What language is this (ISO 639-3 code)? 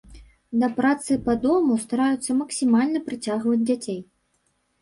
bel